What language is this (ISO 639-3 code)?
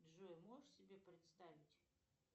rus